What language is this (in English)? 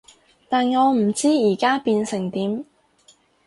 Cantonese